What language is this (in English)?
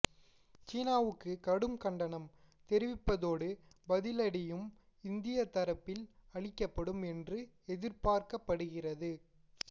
Tamil